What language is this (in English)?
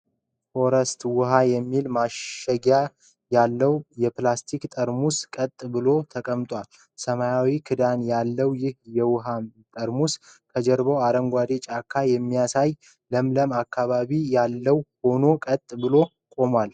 Amharic